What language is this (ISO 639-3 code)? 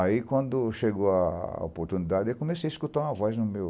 por